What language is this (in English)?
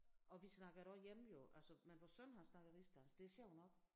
Danish